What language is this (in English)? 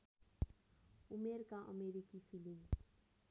Nepali